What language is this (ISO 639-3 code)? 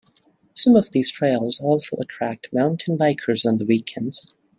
eng